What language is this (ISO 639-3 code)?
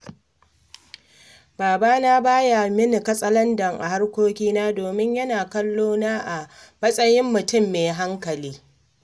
hau